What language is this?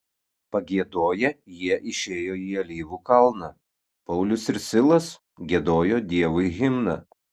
Lithuanian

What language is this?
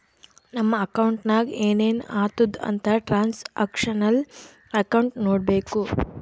Kannada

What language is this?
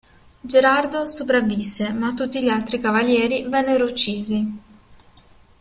Italian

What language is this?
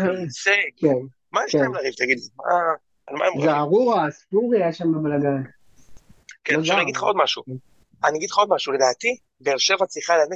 Hebrew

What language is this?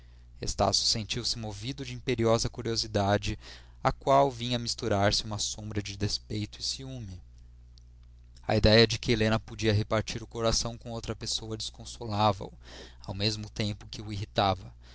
Portuguese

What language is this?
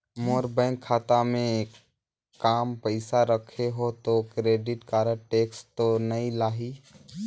Chhattisgarhi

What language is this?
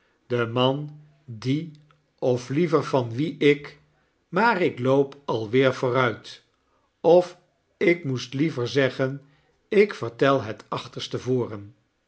Dutch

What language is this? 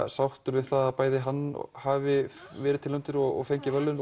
Icelandic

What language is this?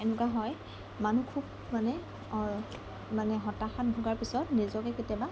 Assamese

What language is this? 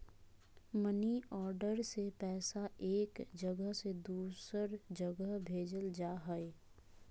Magahi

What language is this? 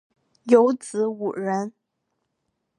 Chinese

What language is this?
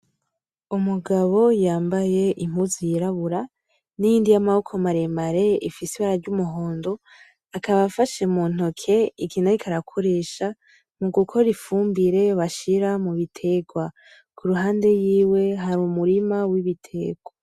Rundi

